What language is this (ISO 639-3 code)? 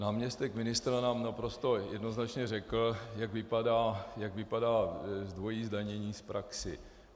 ces